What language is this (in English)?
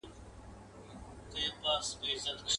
Pashto